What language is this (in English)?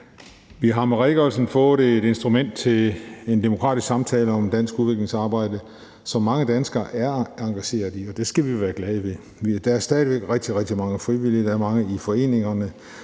Danish